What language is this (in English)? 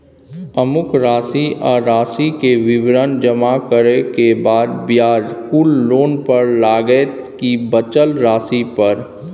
Maithili